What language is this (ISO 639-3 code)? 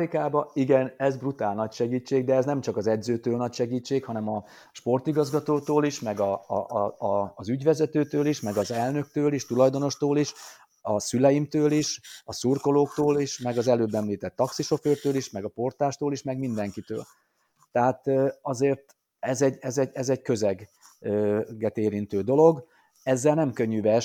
hun